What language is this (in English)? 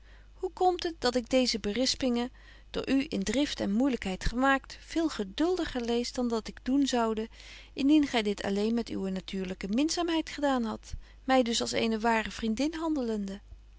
Dutch